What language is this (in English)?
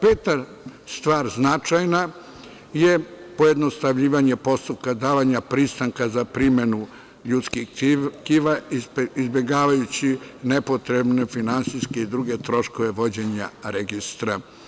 Serbian